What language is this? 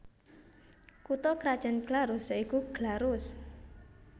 Javanese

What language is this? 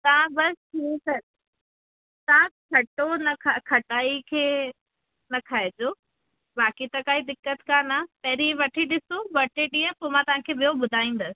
Sindhi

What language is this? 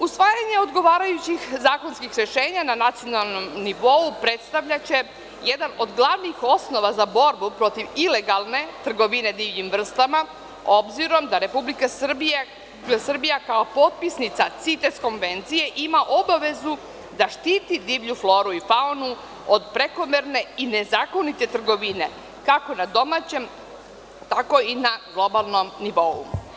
Serbian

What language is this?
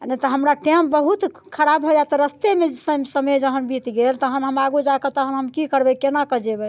Maithili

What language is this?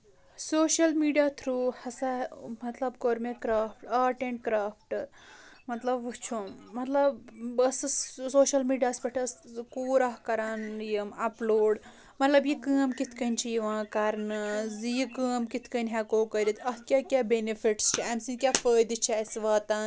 Kashmiri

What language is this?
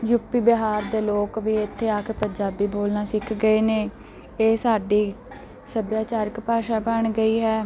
Punjabi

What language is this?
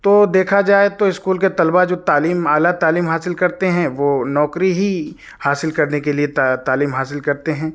Urdu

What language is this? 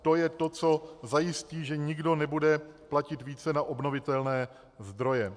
Czech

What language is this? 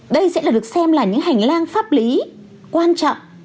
Vietnamese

